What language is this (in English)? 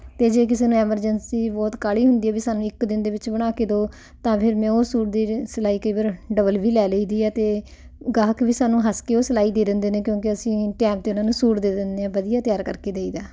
Punjabi